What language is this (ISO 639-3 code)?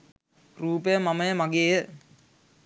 sin